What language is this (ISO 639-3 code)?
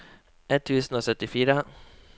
nor